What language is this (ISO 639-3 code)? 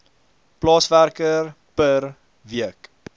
afr